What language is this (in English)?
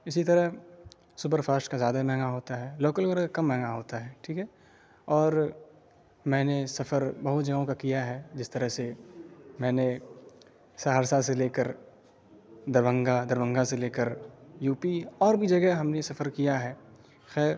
Urdu